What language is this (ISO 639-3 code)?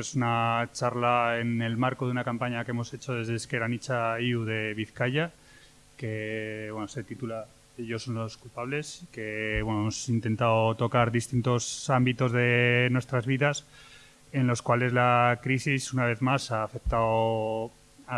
spa